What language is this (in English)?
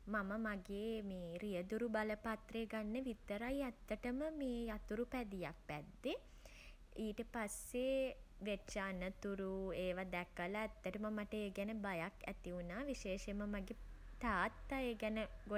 Sinhala